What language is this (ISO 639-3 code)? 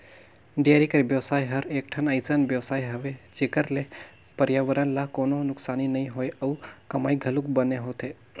hne